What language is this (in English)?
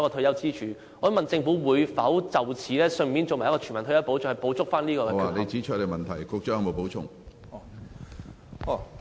Cantonese